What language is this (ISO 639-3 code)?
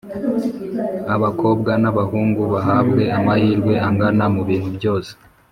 kin